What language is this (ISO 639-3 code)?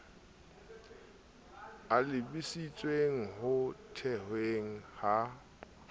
sot